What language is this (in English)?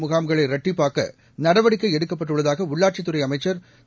Tamil